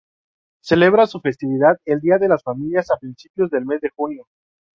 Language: Spanish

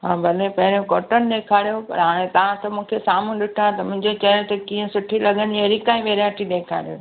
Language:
Sindhi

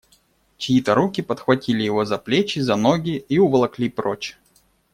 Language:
Russian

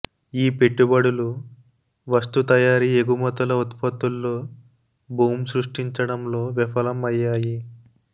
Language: Telugu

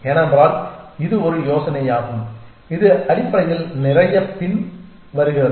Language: Tamil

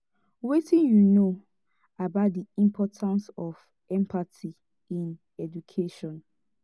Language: Nigerian Pidgin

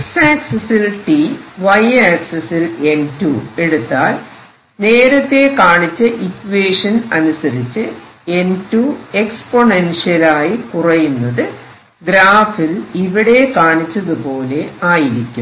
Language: Malayalam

